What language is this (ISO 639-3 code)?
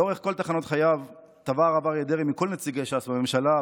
heb